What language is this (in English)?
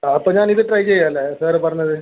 Malayalam